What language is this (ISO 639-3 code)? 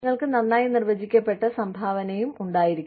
mal